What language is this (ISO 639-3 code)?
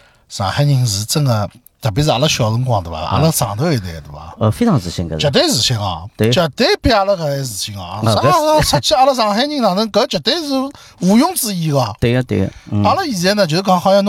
zho